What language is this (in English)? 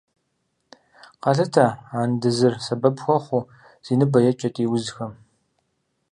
Kabardian